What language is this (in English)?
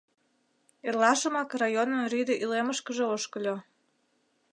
Mari